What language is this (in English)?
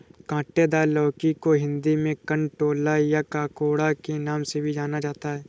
Hindi